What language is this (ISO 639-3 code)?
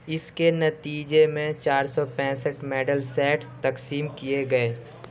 urd